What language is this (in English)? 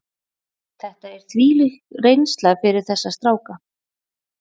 Icelandic